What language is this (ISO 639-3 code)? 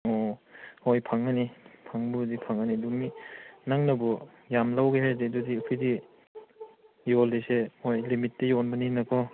mni